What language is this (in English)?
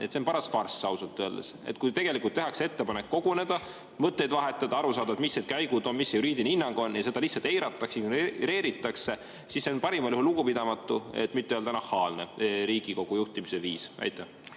Estonian